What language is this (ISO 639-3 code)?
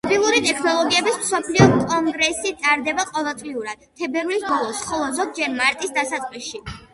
kat